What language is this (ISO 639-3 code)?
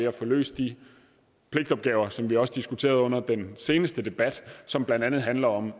dan